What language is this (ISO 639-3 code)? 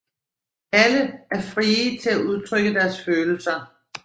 dan